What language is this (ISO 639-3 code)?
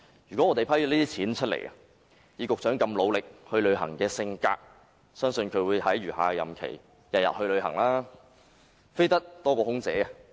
yue